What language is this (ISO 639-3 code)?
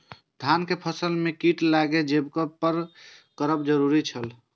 mai